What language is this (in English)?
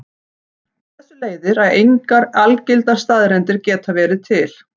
Icelandic